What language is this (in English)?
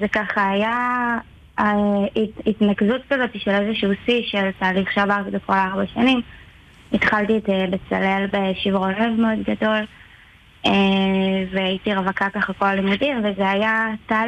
Hebrew